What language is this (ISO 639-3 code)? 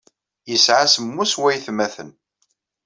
kab